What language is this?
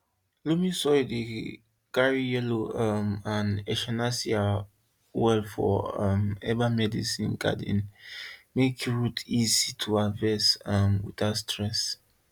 Nigerian Pidgin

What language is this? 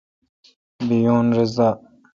Kalkoti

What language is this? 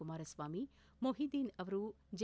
Kannada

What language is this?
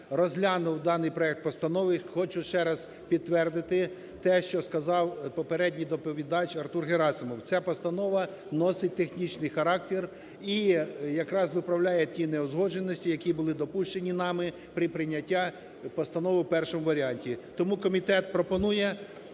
Ukrainian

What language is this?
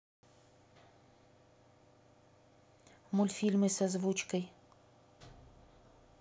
Russian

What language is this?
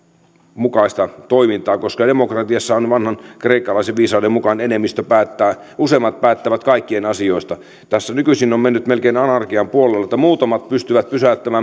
Finnish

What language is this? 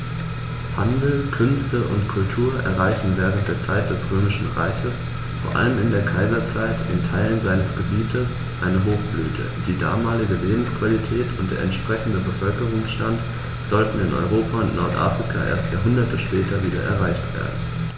German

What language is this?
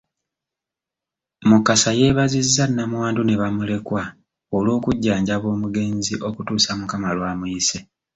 Ganda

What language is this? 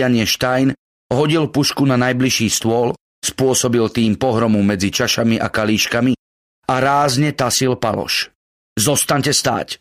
Slovak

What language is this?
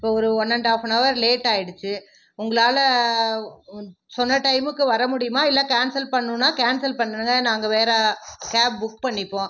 Tamil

